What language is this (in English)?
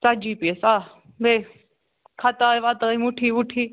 Kashmiri